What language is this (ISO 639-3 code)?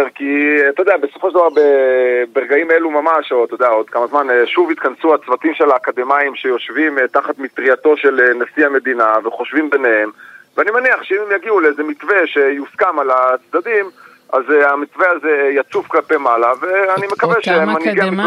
heb